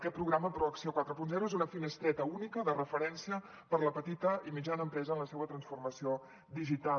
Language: Catalan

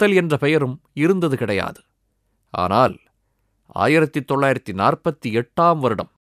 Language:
Tamil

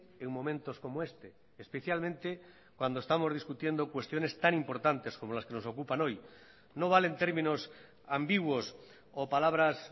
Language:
Spanish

